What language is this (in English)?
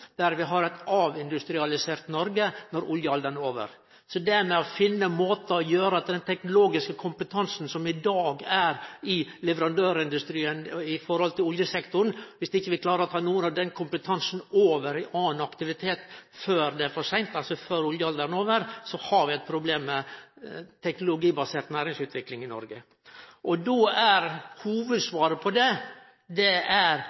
Norwegian Nynorsk